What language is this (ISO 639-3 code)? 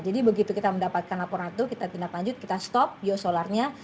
ind